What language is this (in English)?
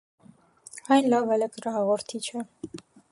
Armenian